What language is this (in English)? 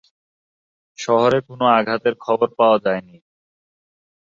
Bangla